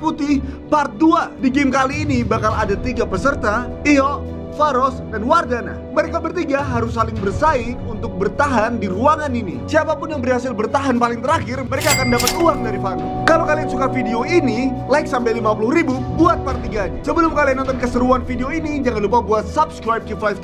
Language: Indonesian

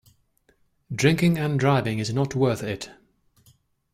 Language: English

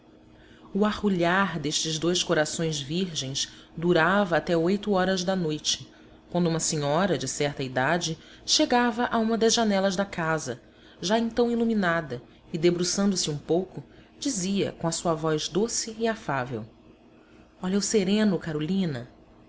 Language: Portuguese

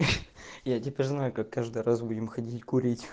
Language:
Russian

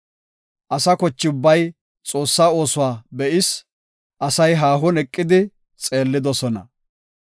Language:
Gofa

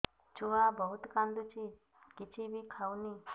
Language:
Odia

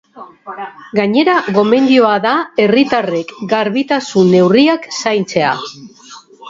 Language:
Basque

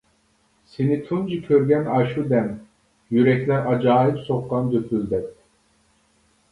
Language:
Uyghur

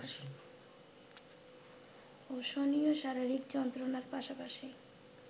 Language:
Bangla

